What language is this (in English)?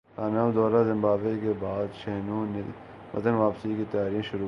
Urdu